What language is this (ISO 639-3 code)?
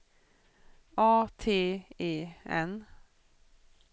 swe